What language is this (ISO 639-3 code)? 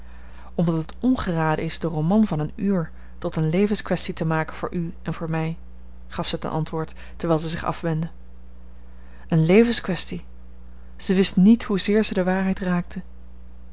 nld